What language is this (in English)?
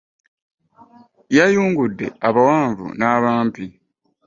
Ganda